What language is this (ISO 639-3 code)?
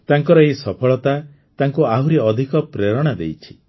ori